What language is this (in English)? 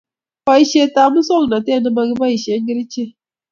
Kalenjin